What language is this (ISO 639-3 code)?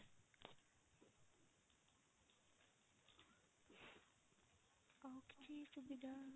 ori